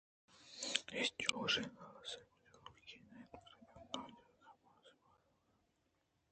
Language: Eastern Balochi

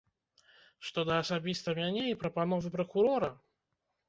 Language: Belarusian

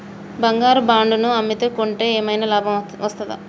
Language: Telugu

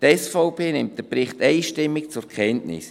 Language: Swiss German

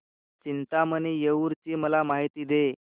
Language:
Marathi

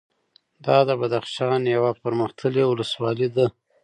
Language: Pashto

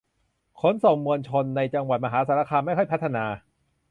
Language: Thai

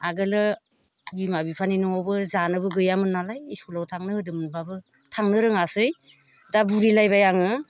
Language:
Bodo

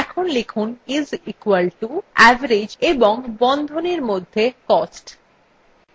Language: Bangla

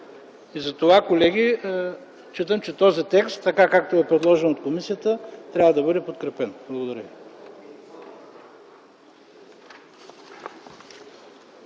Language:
Bulgarian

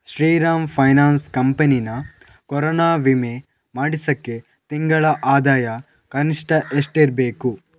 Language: Kannada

